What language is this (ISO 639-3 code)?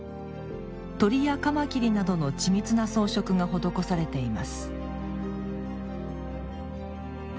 jpn